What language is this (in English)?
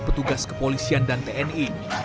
Indonesian